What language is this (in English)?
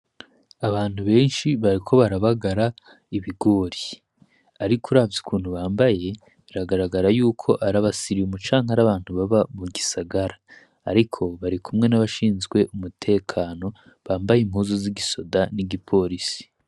Rundi